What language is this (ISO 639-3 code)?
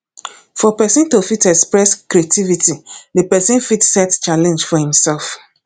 pcm